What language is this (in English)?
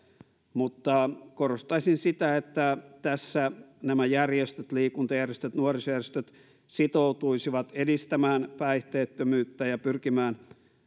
Finnish